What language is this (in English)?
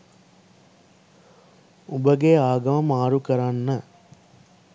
Sinhala